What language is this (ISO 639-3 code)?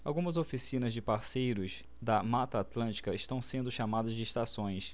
por